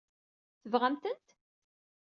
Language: Kabyle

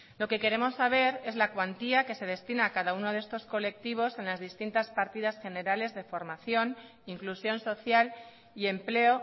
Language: Spanish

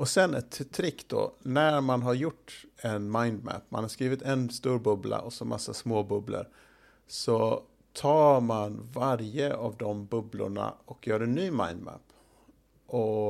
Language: Swedish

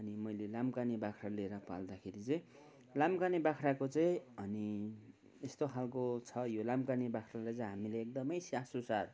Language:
Nepali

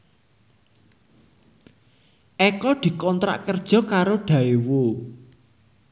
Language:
Javanese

